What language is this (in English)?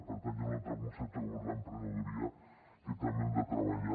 Catalan